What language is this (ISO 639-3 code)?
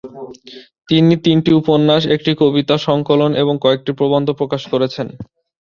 ben